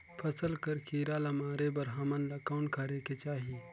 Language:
Chhattisgarhi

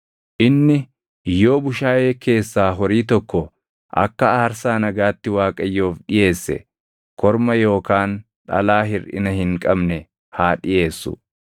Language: Oromo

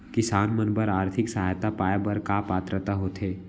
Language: Chhattisgarhi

